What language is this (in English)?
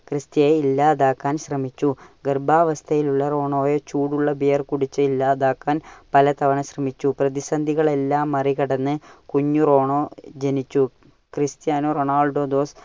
Malayalam